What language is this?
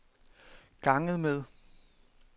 Danish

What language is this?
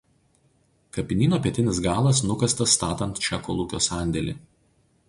Lithuanian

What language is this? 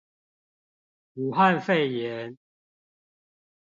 Chinese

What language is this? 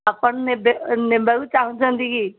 Odia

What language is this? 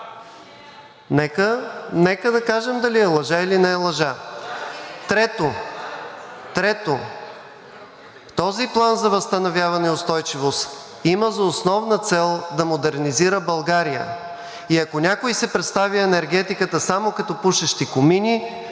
Bulgarian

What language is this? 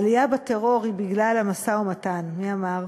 Hebrew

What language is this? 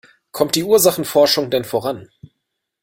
German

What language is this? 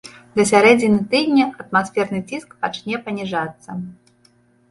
Belarusian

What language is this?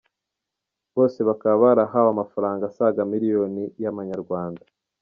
Kinyarwanda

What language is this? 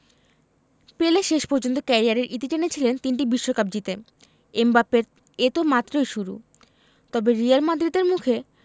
Bangla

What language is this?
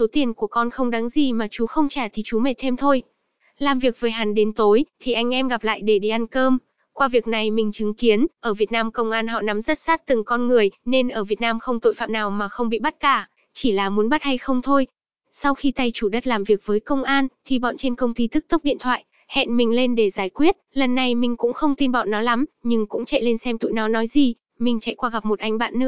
Vietnamese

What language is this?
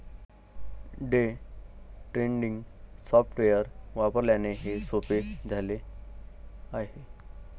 Marathi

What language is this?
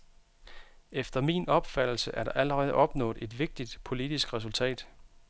Danish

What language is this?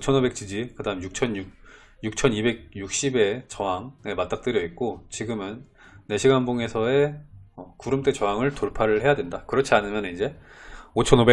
Korean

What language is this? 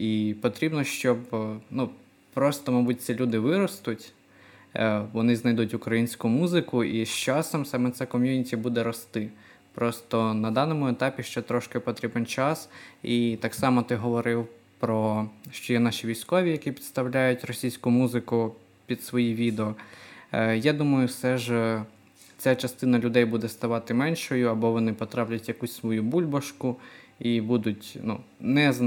Ukrainian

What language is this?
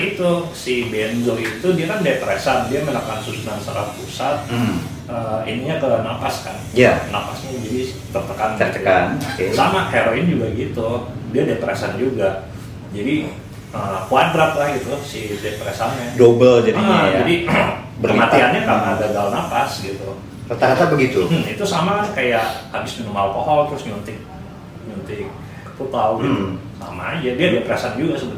Indonesian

